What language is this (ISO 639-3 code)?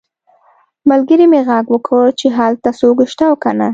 pus